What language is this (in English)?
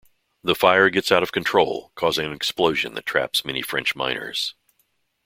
English